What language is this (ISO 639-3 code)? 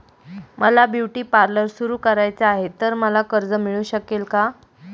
mar